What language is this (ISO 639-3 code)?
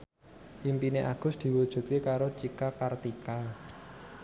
jav